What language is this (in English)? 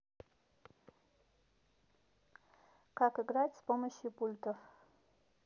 Russian